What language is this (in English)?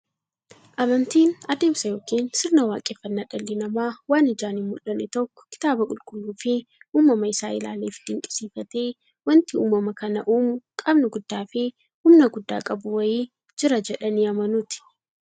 Oromo